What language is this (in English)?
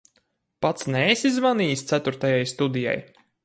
Latvian